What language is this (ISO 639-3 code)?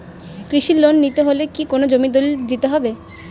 ben